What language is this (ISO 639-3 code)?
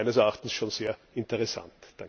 deu